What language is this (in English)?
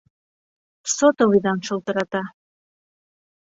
Bashkir